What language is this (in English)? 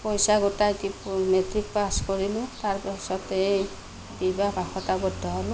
Assamese